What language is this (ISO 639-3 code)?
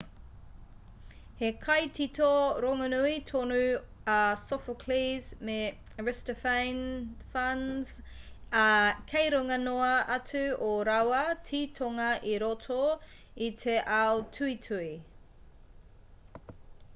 mri